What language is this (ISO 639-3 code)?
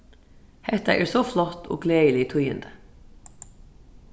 fao